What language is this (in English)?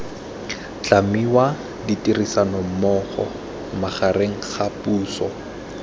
Tswana